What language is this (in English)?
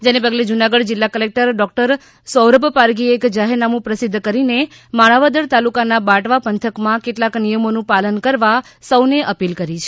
Gujarati